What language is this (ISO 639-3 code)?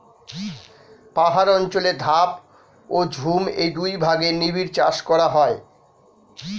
ben